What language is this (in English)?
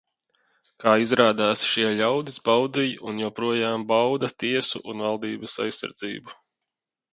Latvian